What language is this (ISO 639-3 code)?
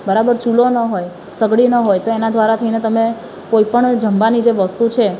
guj